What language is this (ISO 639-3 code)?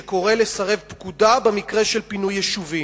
heb